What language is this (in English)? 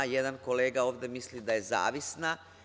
Serbian